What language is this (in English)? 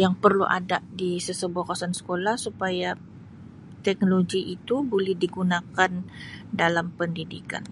Sabah Malay